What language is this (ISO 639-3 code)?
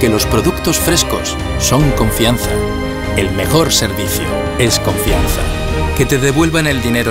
spa